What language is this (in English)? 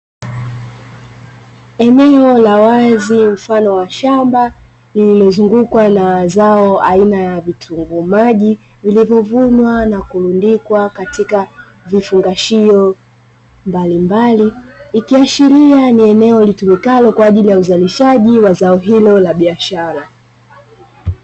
Swahili